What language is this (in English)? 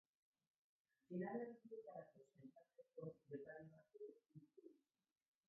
Basque